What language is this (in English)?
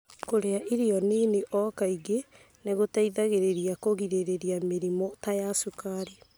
Kikuyu